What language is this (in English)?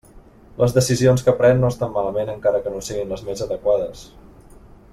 Catalan